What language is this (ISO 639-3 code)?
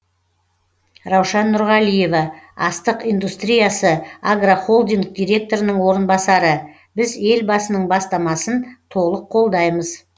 kaz